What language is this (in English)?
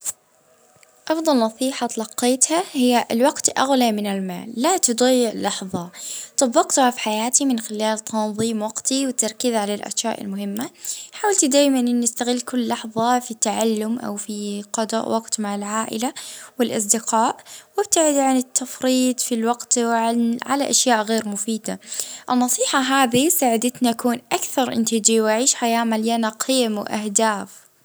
Libyan Arabic